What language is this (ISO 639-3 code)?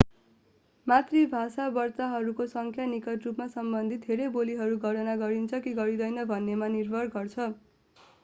nep